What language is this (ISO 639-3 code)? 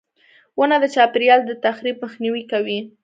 pus